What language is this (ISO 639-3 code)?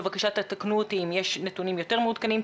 heb